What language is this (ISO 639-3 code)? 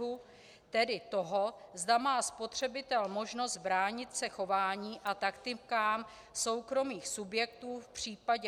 ces